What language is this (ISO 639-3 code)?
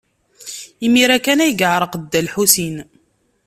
kab